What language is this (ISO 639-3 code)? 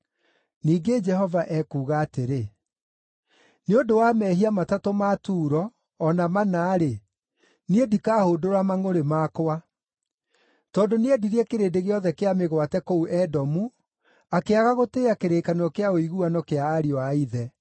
kik